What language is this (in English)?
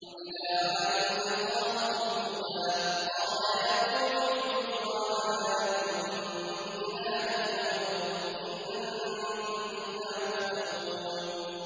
Arabic